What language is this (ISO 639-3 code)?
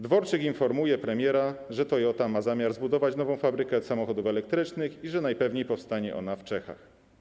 pol